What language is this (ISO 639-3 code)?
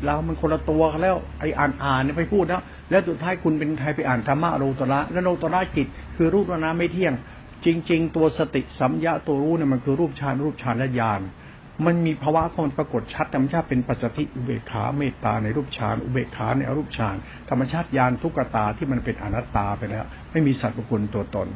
tha